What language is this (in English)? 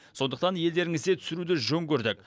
Kazakh